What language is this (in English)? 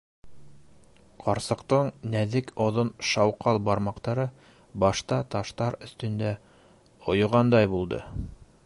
Bashkir